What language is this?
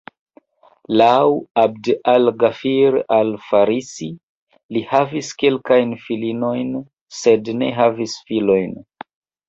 Esperanto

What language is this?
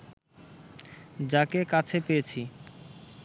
Bangla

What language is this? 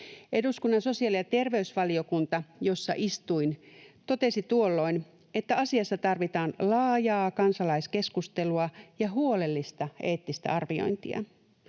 Finnish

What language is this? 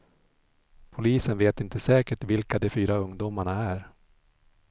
Swedish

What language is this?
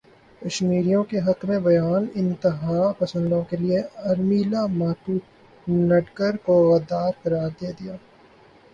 Urdu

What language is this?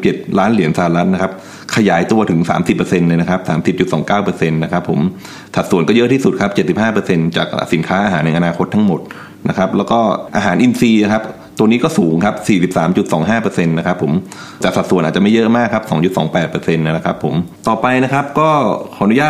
Thai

